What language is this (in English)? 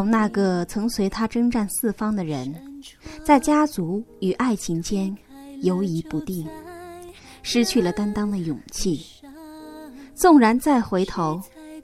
Chinese